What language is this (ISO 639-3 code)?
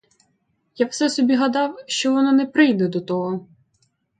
ukr